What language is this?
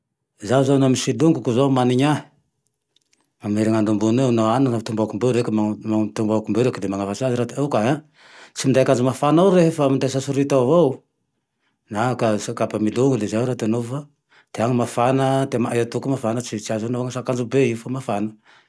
Tandroy-Mahafaly Malagasy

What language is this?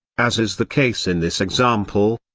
English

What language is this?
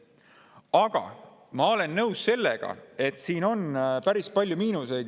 Estonian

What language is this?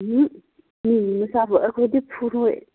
Manipuri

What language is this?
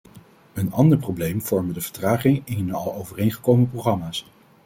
Dutch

